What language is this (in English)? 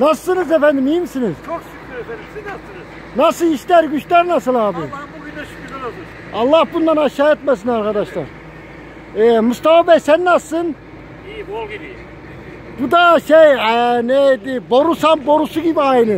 Turkish